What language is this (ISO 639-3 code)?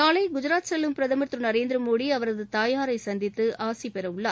tam